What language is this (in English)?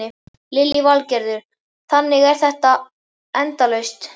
Icelandic